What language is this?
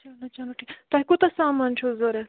Kashmiri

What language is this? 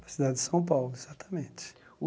Portuguese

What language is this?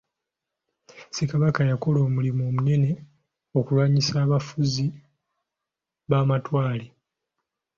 Ganda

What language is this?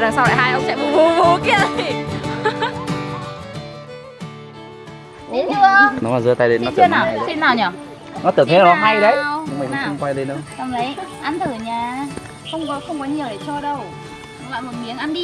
Vietnamese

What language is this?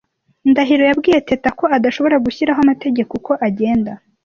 Kinyarwanda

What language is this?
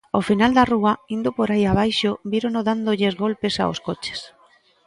Galician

